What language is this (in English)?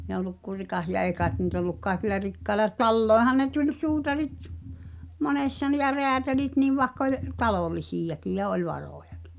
Finnish